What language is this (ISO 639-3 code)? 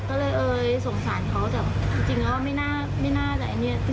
tha